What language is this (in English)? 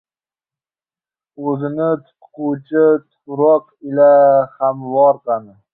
Uzbek